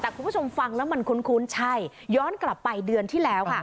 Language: Thai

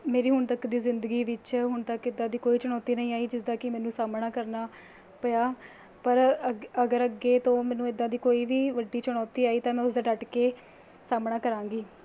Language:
Punjabi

